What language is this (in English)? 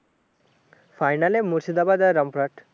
Bangla